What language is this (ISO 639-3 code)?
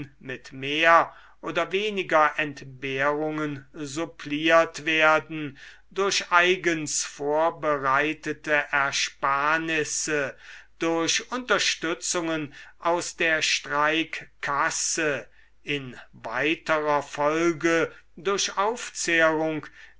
deu